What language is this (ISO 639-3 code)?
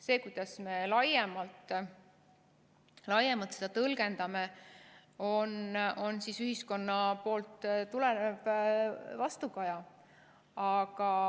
est